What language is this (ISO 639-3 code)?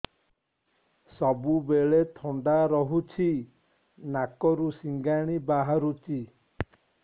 ori